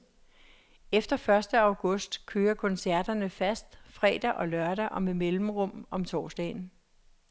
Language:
Danish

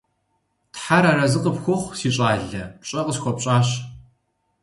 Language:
Kabardian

